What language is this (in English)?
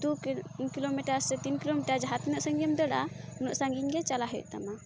Santali